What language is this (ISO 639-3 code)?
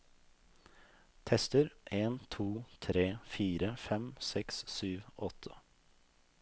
nor